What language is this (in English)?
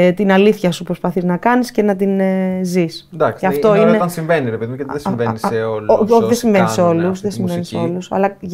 Greek